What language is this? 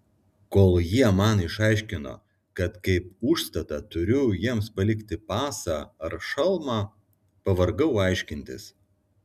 Lithuanian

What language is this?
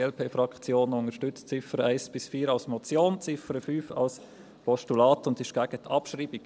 Swiss German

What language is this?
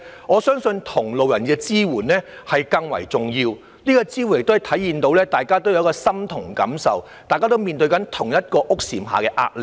Cantonese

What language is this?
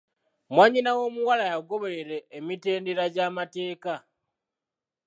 Ganda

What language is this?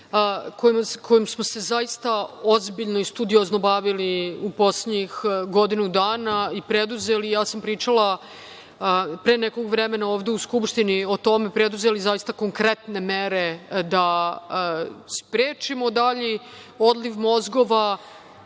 Serbian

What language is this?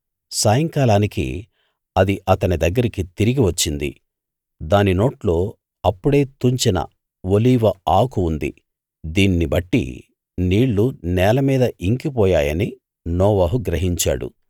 Telugu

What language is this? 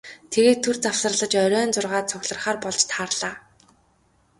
Mongolian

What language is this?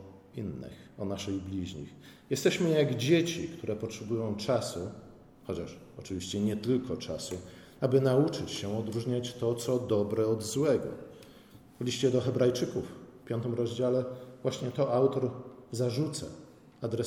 Polish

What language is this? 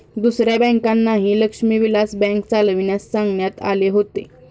Marathi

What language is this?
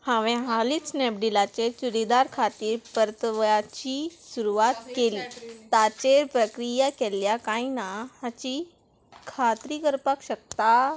Konkani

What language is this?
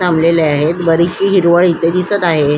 Marathi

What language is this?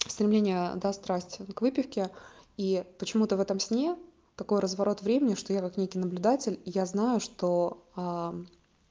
Russian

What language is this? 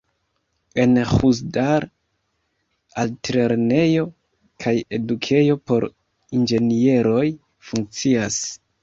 Esperanto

